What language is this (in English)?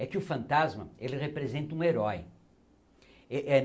Portuguese